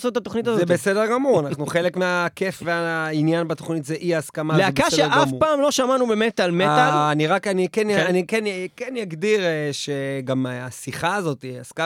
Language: Hebrew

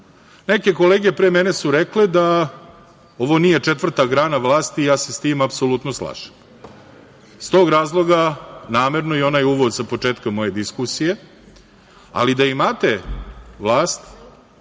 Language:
Serbian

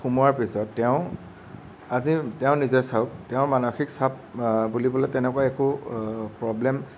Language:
Assamese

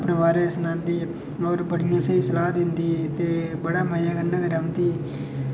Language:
Dogri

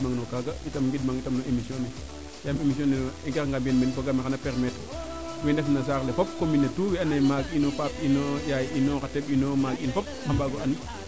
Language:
Serer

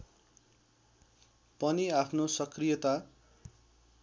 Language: Nepali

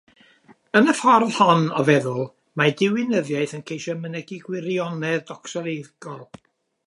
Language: Welsh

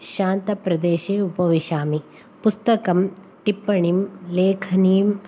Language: Sanskrit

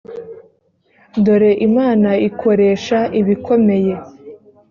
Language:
Kinyarwanda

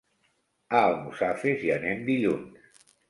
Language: Catalan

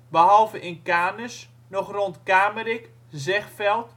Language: Dutch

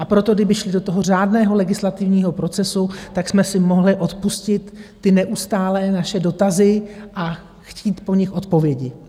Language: Czech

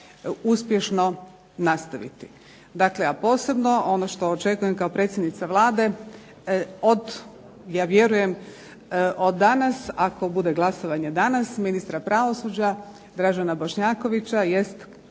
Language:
Croatian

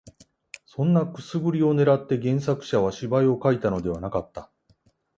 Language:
Japanese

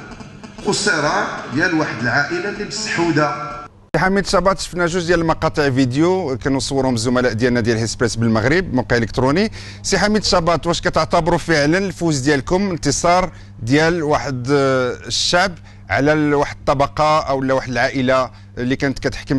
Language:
Arabic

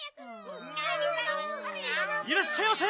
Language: Japanese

